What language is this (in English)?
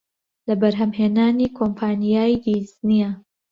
Central Kurdish